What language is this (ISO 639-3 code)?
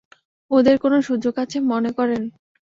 ben